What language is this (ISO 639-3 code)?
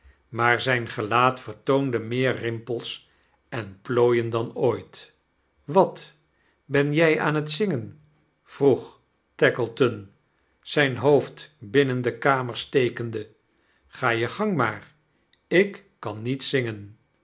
nld